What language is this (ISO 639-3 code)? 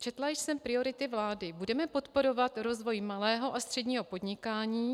ces